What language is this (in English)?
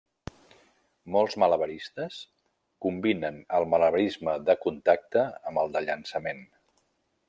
Catalan